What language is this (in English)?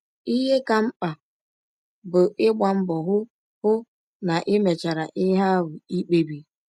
Igbo